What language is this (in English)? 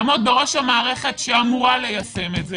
Hebrew